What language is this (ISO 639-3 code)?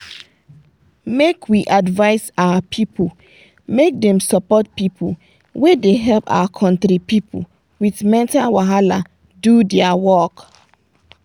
pcm